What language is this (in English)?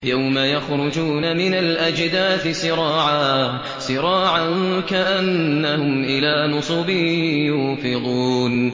Arabic